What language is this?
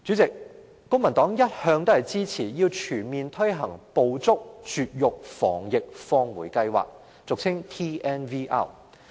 Cantonese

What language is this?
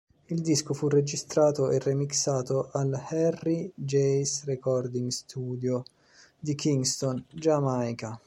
Italian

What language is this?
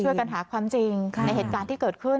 Thai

